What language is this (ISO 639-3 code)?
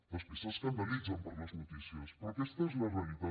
cat